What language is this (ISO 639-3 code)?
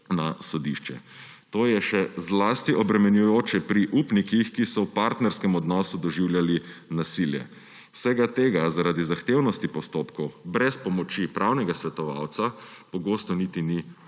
slv